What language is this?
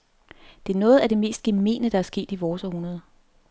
Danish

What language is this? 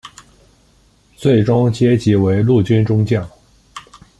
Chinese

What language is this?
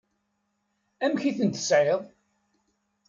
Kabyle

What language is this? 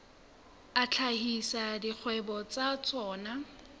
Southern Sotho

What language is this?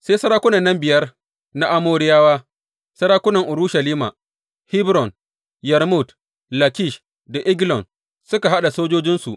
Hausa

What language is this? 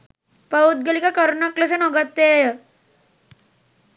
Sinhala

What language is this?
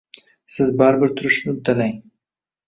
Uzbek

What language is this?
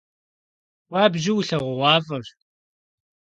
Kabardian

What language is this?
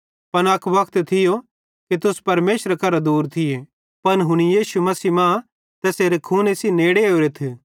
Bhadrawahi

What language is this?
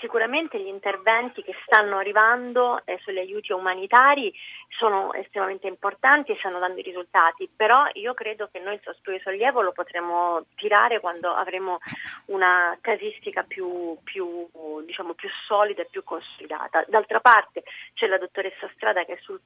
Italian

